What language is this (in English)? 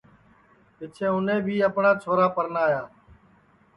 Sansi